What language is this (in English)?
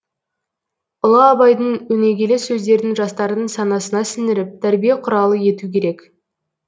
Kazakh